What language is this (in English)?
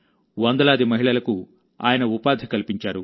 Telugu